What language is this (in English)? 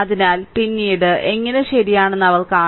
Malayalam